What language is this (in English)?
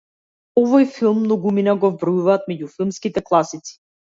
Macedonian